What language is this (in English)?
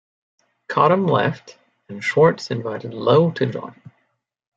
English